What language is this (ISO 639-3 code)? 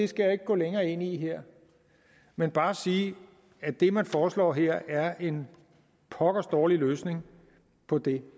dan